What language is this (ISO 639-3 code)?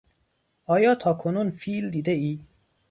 fas